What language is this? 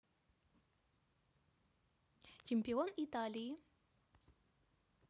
Russian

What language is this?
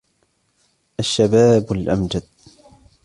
Arabic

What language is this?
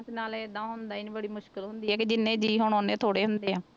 Punjabi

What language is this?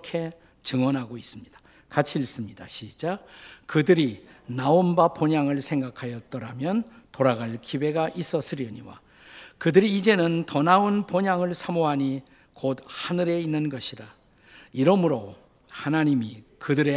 Korean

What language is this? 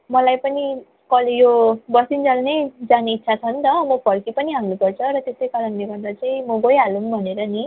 Nepali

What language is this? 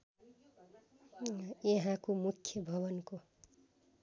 Nepali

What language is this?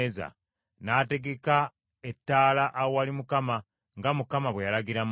Ganda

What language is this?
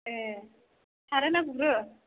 Bodo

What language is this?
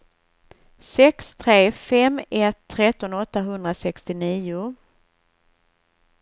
Swedish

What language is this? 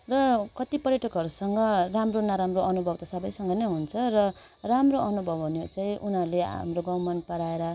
Nepali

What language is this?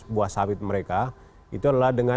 Indonesian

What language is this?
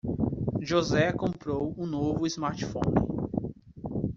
Portuguese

